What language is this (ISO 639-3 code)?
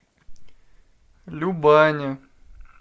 rus